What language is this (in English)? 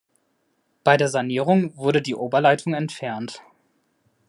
German